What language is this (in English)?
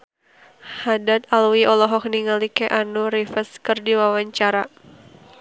Sundanese